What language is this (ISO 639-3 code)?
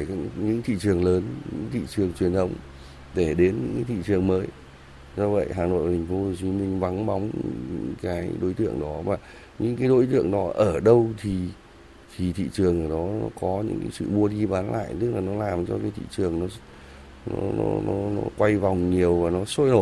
vie